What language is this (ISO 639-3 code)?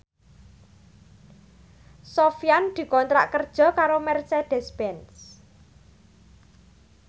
jav